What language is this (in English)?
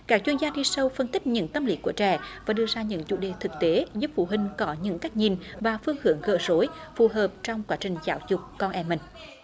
Vietnamese